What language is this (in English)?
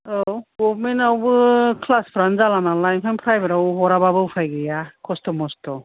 Bodo